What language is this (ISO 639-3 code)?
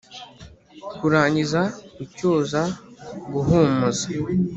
kin